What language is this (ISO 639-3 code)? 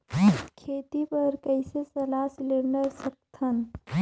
hne